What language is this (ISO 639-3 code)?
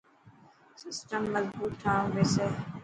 mki